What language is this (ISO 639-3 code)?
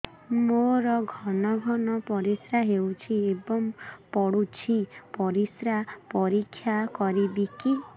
ori